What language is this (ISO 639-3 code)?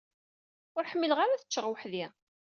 kab